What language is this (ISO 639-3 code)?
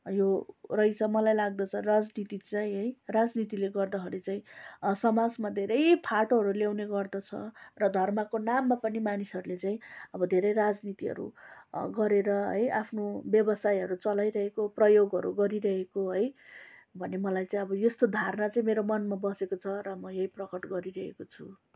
nep